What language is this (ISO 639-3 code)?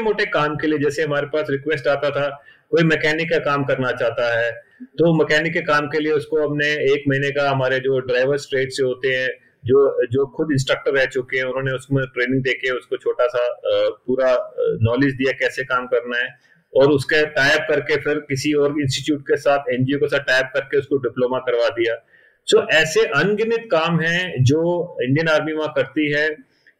hin